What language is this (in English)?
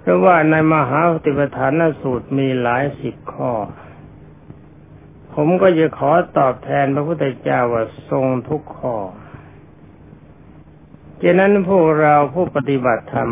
Thai